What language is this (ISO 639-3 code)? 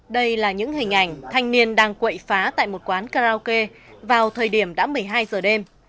vie